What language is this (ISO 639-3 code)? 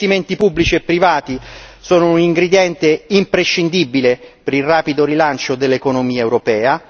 ita